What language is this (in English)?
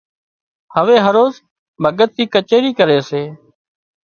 Wadiyara Koli